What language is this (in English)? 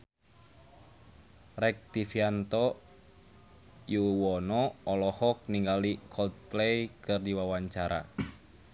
Sundanese